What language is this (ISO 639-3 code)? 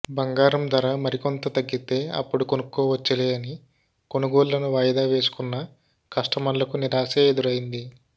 tel